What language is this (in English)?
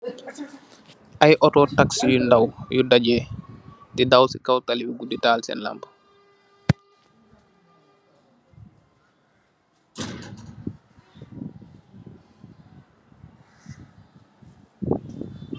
Wolof